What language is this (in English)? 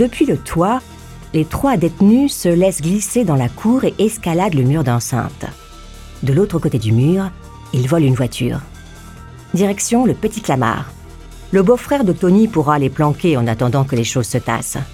French